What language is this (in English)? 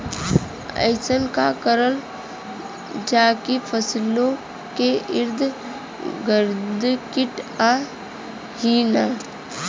Bhojpuri